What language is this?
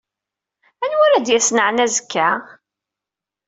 Kabyle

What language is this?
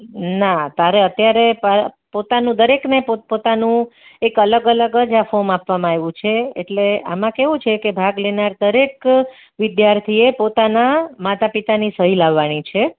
Gujarati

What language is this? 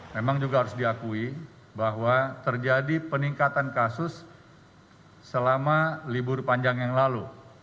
Indonesian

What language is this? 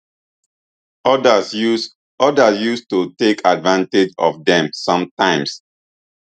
Nigerian Pidgin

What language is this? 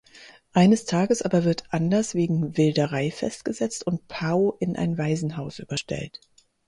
German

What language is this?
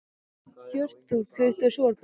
Icelandic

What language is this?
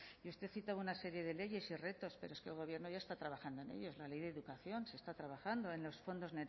Spanish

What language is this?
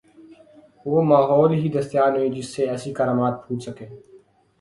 Urdu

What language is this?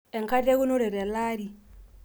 Masai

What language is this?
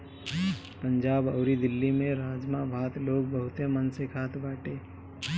Bhojpuri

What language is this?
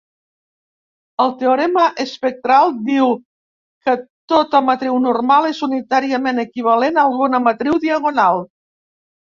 Catalan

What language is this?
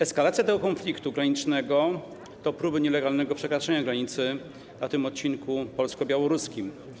Polish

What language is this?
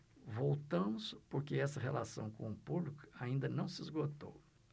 Portuguese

